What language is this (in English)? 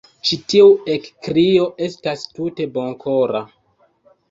Esperanto